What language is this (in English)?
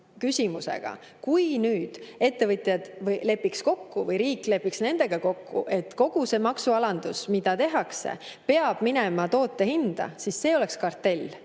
Estonian